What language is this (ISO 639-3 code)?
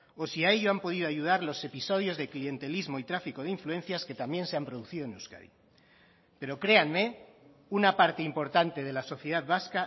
spa